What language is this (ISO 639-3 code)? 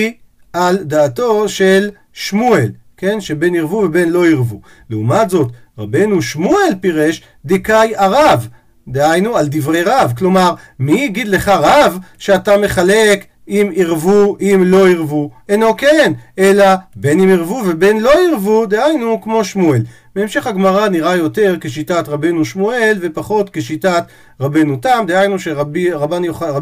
heb